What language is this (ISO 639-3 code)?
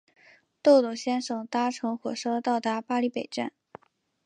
zho